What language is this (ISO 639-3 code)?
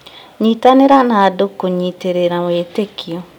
kik